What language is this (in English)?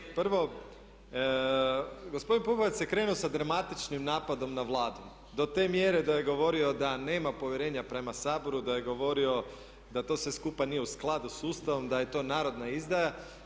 Croatian